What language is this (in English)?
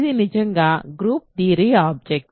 Telugu